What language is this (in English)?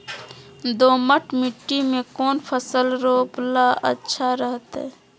Magahi